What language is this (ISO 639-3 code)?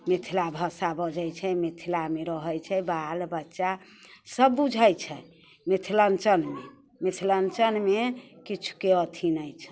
mai